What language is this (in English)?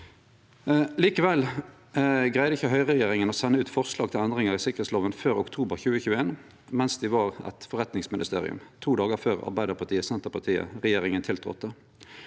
Norwegian